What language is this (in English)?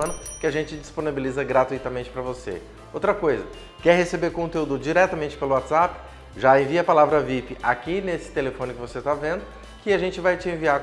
Portuguese